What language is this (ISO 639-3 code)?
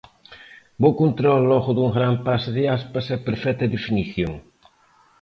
glg